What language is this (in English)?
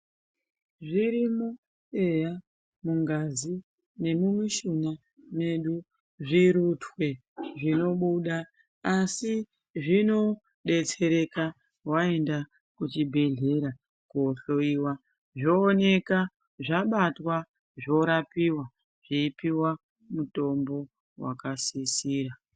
Ndau